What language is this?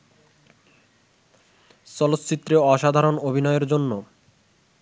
Bangla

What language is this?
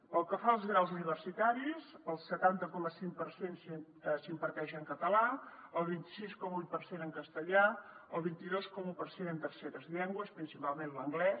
Catalan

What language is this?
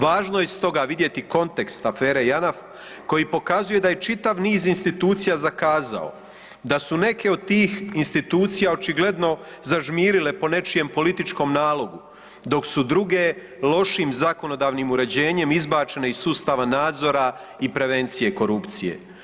Croatian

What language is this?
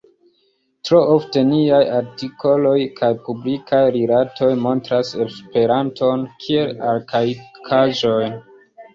Esperanto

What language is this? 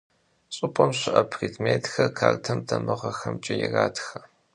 Kabardian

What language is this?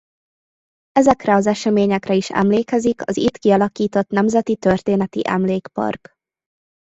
Hungarian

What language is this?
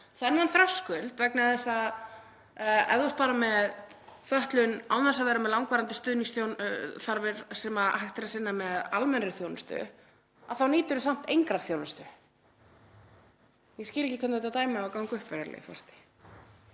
Icelandic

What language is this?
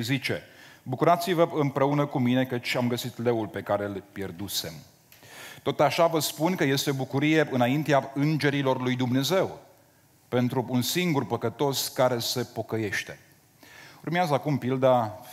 Romanian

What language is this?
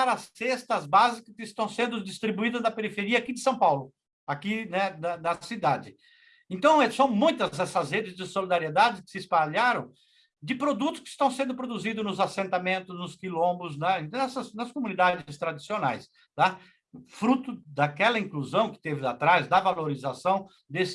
Portuguese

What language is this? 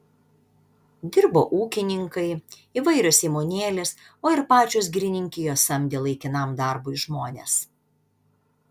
Lithuanian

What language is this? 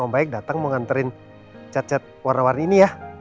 Indonesian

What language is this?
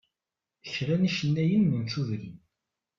Kabyle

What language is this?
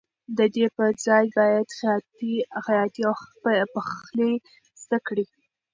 Pashto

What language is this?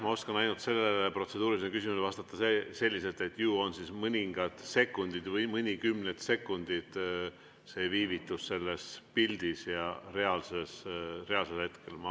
Estonian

